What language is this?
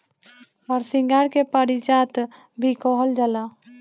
Bhojpuri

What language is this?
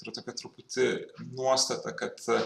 Lithuanian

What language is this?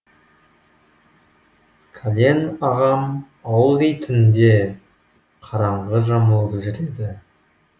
Kazakh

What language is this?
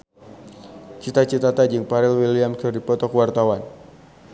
Sundanese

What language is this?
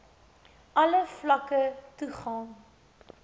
Afrikaans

